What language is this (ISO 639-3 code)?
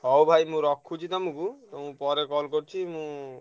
ori